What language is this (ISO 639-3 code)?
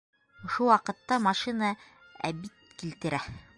bak